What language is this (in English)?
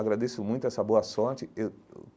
Portuguese